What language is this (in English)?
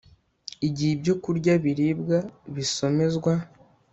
Kinyarwanda